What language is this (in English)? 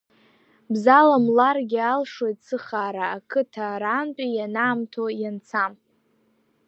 Abkhazian